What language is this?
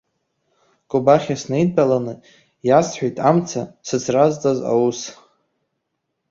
Abkhazian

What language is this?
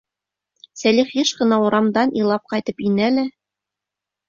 Bashkir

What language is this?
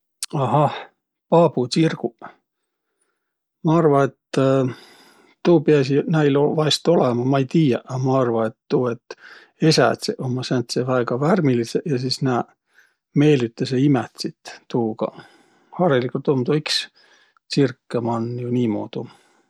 Võro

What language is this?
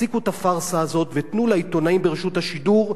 Hebrew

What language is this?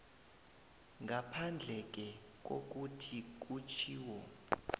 South Ndebele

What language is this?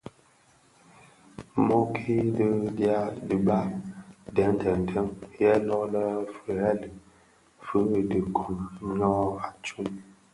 Bafia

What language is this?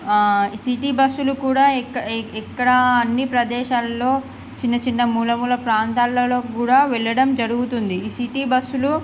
Telugu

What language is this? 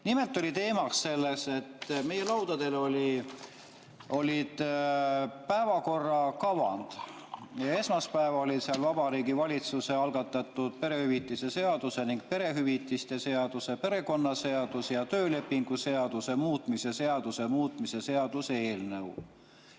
Estonian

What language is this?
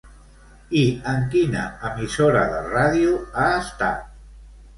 Catalan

